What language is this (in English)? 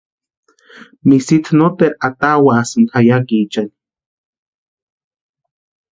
Western Highland Purepecha